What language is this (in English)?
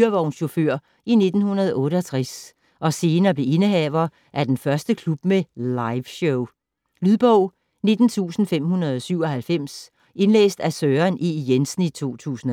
Danish